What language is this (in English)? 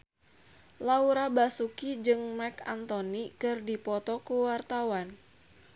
Sundanese